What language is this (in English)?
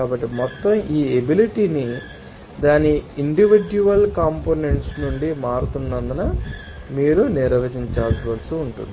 Telugu